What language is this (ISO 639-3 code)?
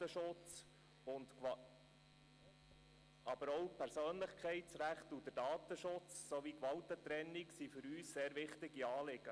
gsw